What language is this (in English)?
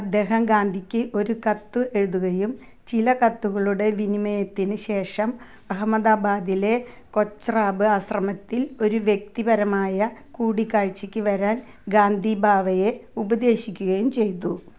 Malayalam